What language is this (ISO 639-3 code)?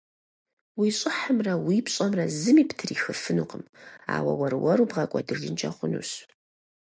kbd